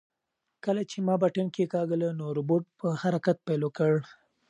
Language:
Pashto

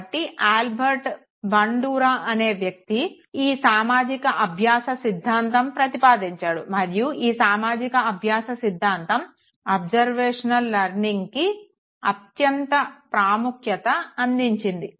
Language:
Telugu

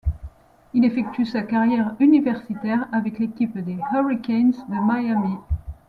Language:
French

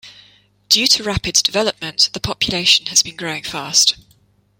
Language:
English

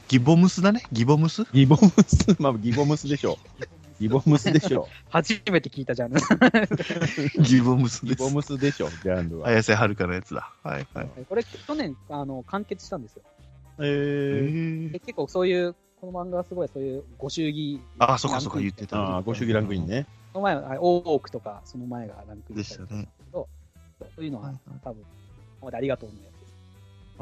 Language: Japanese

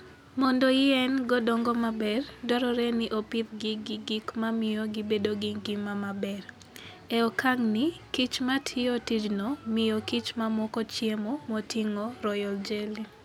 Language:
Luo (Kenya and Tanzania)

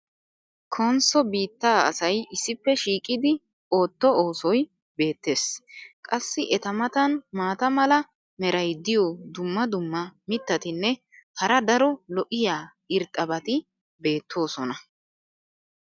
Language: Wolaytta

